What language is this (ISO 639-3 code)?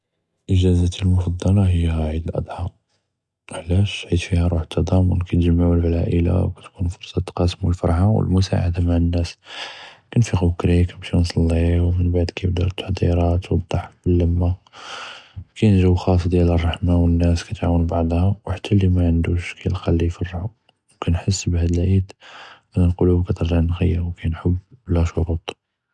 jrb